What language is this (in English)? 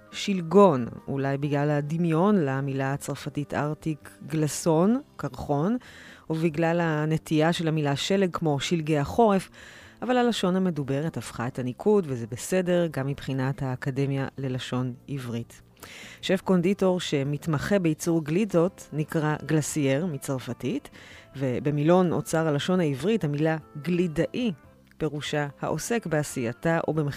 Hebrew